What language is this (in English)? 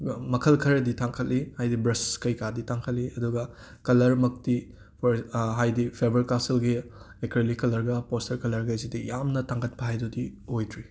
Manipuri